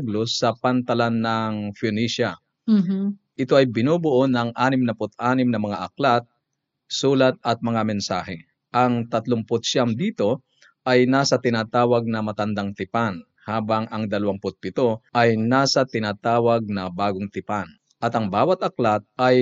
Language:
Filipino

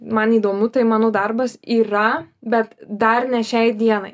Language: Lithuanian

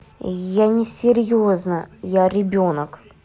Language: Russian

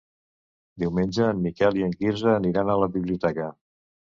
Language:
Catalan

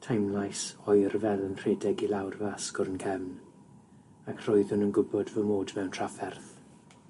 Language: Welsh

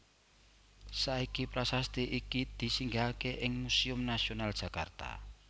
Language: Javanese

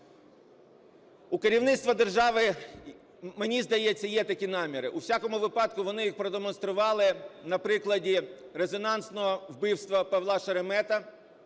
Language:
Ukrainian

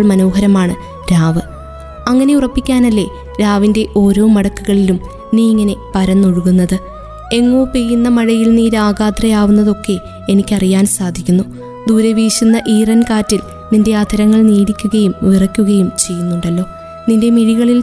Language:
Malayalam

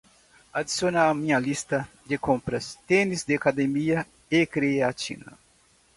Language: Portuguese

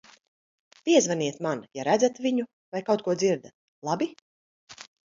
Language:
Latvian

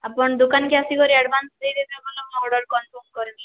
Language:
Odia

